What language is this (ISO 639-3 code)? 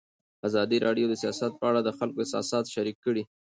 pus